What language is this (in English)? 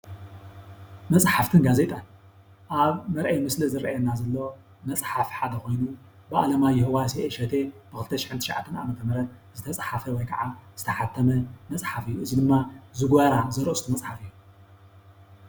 Tigrinya